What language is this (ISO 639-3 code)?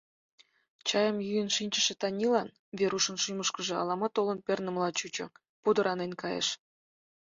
chm